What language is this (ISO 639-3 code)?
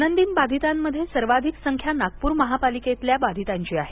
mar